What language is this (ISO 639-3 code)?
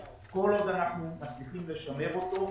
heb